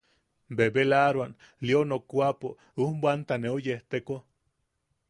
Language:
Yaqui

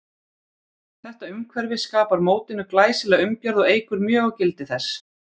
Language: Icelandic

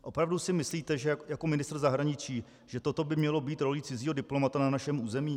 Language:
Czech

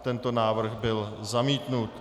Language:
Czech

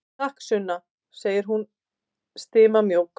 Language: Icelandic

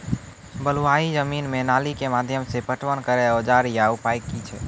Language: Maithili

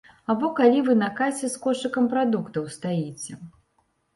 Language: Belarusian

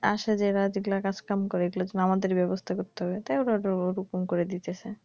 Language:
Bangla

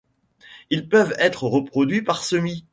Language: French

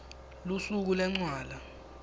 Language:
Swati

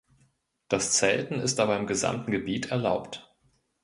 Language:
German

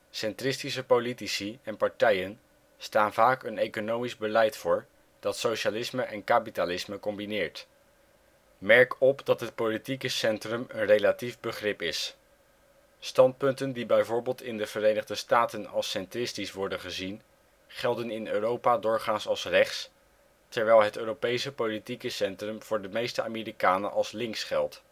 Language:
Dutch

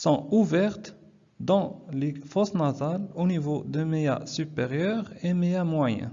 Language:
French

